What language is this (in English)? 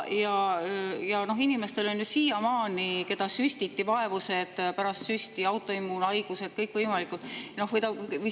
Estonian